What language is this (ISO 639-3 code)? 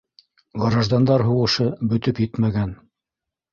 bak